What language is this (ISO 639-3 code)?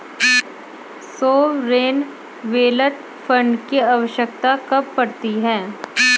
hin